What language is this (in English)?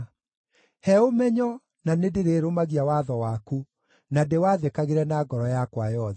Kikuyu